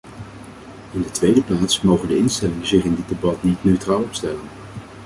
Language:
Dutch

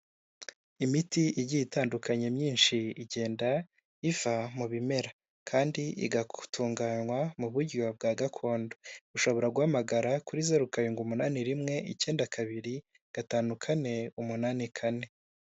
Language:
Kinyarwanda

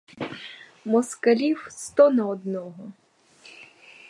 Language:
Ukrainian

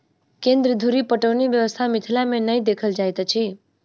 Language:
Maithili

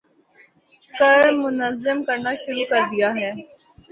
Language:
Urdu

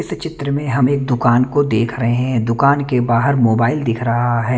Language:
Hindi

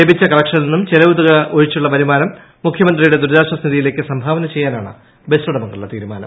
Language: Malayalam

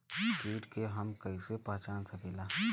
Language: Bhojpuri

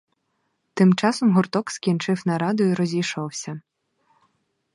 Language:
Ukrainian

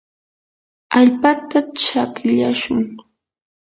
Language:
Yanahuanca Pasco Quechua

